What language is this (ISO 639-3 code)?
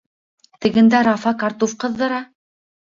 bak